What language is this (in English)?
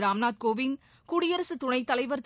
Tamil